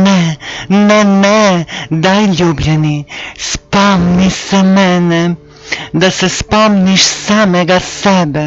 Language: Serbian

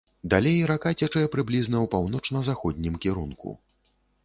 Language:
Belarusian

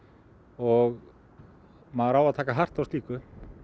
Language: Icelandic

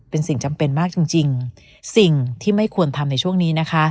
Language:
Thai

